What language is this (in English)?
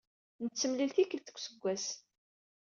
Kabyle